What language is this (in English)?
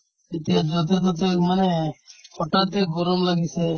Assamese